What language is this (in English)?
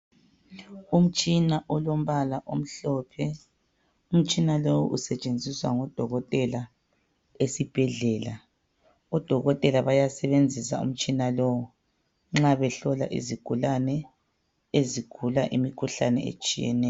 North Ndebele